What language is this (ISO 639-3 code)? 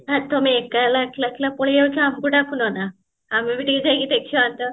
ori